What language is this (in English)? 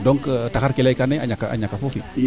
Serer